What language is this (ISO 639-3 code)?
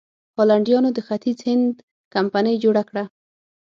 pus